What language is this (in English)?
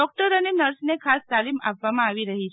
Gujarati